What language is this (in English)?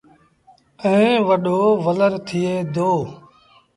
Sindhi Bhil